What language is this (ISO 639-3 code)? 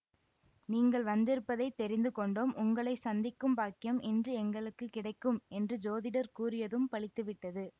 tam